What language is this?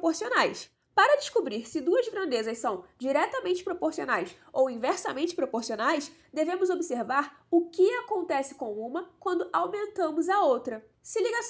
Portuguese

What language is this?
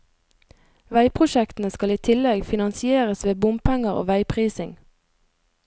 Norwegian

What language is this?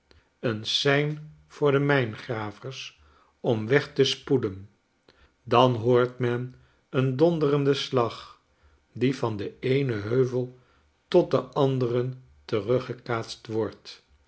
Dutch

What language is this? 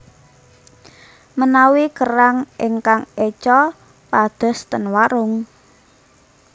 Javanese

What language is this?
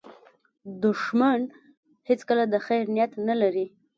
Pashto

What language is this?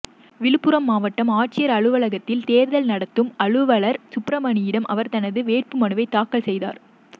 Tamil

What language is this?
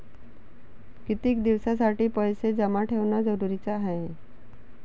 Marathi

